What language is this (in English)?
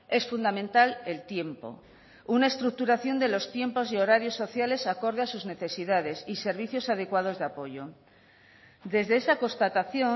Spanish